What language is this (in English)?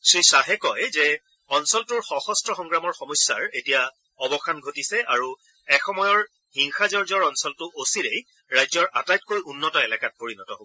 Assamese